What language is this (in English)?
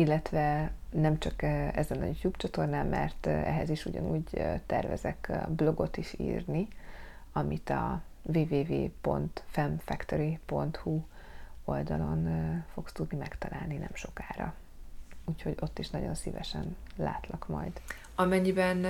Hungarian